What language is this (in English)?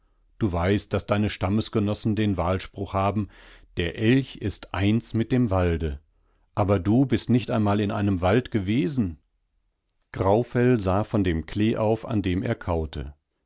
German